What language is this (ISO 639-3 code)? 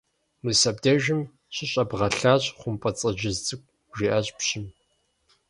kbd